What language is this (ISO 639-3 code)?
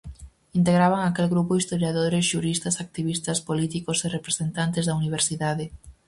glg